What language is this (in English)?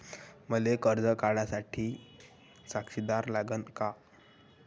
Marathi